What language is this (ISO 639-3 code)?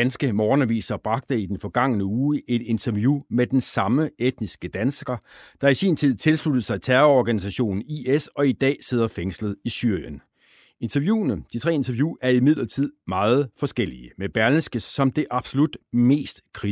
dan